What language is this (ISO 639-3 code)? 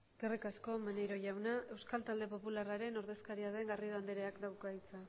eus